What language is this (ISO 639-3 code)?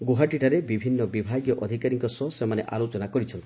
ori